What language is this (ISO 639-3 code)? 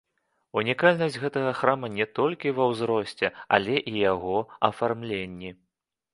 bel